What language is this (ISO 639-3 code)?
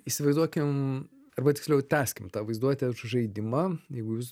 lit